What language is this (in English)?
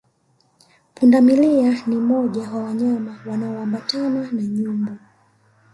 Swahili